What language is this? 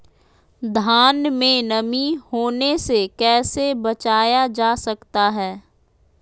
Magahi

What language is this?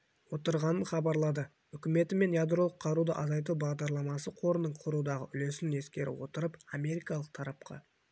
Kazakh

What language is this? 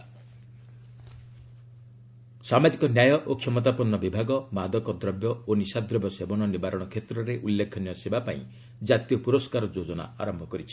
Odia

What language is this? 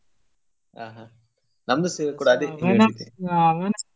Kannada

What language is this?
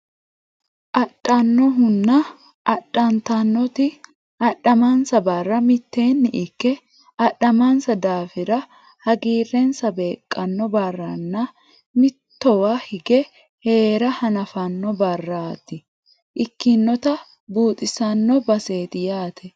Sidamo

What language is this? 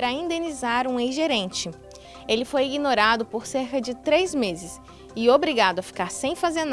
Portuguese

